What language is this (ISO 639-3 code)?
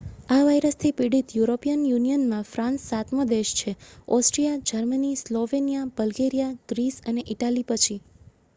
guj